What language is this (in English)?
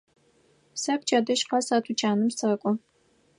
Adyghe